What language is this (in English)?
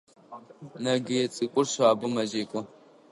Adyghe